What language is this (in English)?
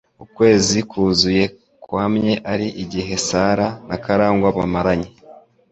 Kinyarwanda